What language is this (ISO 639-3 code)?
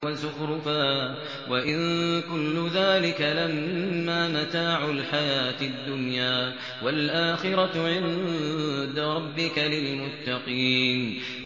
ara